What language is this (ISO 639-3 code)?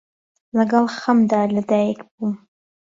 ckb